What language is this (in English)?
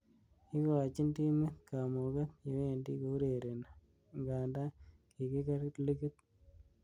Kalenjin